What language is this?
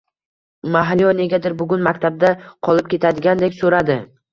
Uzbek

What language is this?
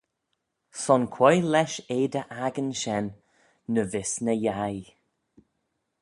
Manx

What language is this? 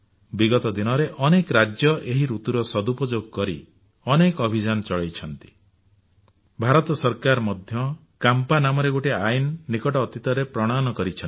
Odia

